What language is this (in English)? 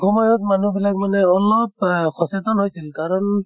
Assamese